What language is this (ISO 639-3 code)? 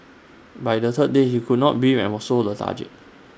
eng